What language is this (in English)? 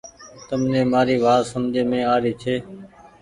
Goaria